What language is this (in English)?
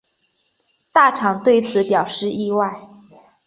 Chinese